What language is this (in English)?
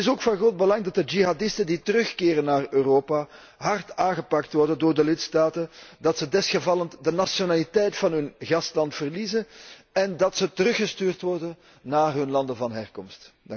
Dutch